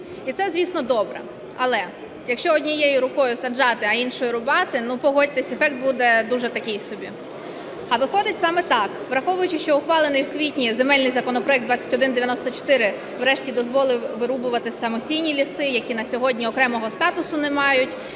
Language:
Ukrainian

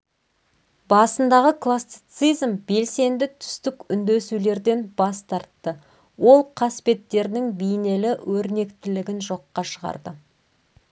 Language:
Kazakh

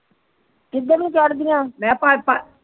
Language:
Punjabi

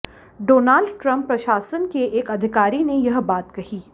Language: Hindi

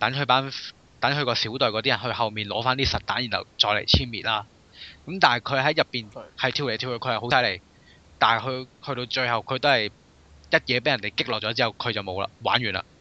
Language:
Chinese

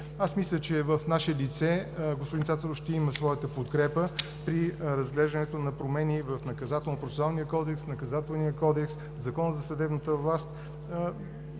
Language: Bulgarian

